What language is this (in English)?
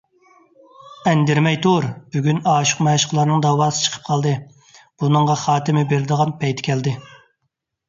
Uyghur